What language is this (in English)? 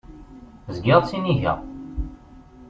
Kabyle